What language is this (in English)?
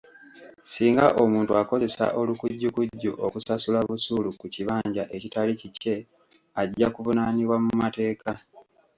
Ganda